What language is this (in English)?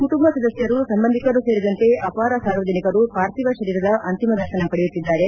Kannada